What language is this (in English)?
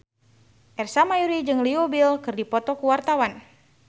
Sundanese